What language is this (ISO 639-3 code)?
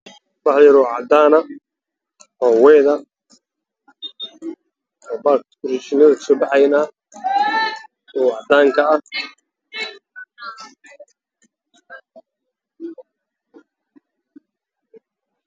som